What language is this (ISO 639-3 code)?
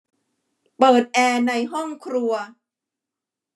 tha